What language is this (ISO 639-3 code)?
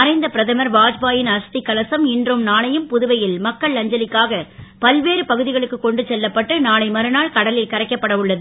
tam